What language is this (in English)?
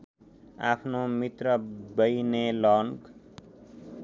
Nepali